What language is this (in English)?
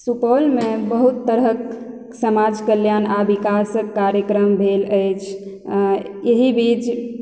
Maithili